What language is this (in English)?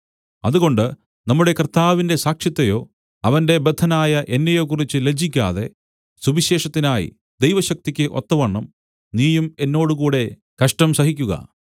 Malayalam